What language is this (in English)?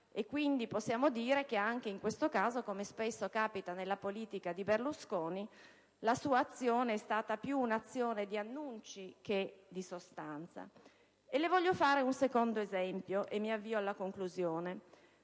Italian